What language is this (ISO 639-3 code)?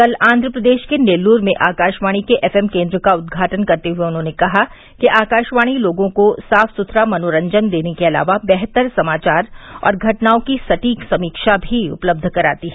hin